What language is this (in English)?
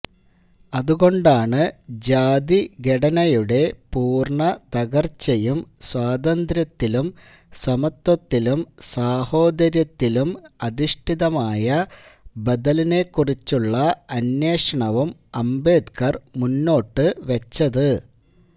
Malayalam